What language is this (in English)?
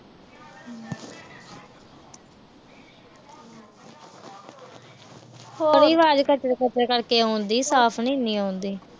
Punjabi